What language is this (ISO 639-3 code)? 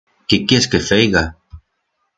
arg